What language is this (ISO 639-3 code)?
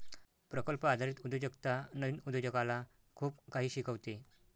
mar